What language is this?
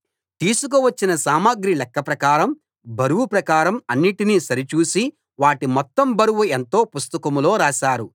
Telugu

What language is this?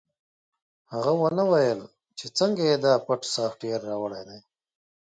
Pashto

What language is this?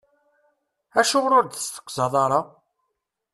Kabyle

